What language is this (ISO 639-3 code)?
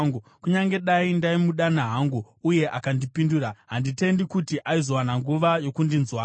sna